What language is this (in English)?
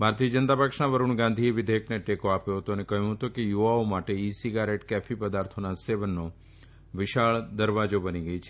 Gujarati